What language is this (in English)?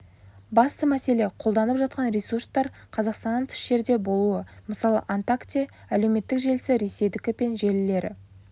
Kazakh